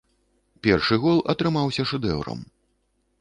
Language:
Belarusian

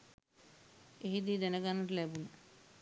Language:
Sinhala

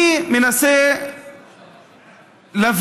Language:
Hebrew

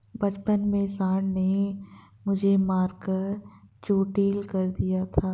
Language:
Hindi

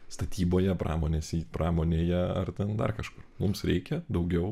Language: Lithuanian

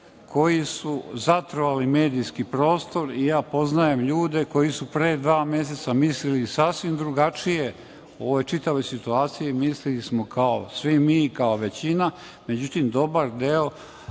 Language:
Serbian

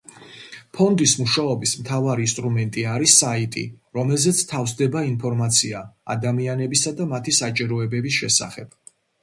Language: Georgian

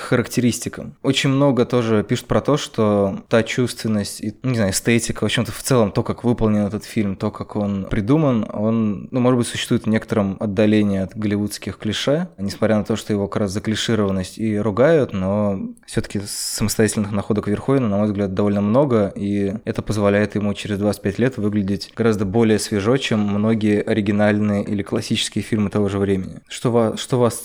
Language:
Russian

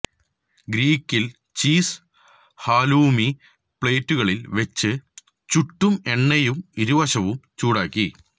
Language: Malayalam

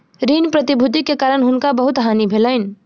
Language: Maithili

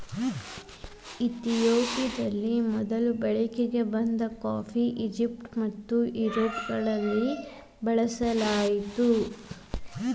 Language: Kannada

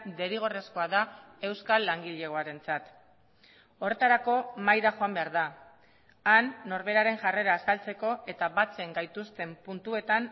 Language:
Basque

